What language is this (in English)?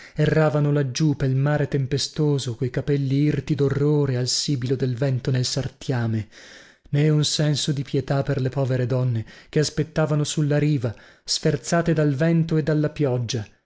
Italian